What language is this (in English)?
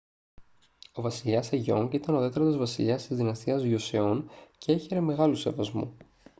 Greek